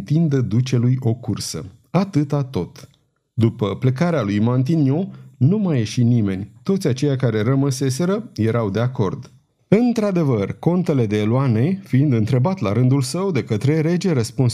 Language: Romanian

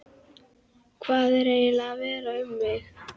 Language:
Icelandic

